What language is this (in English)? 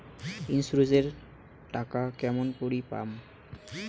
Bangla